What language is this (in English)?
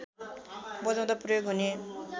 Nepali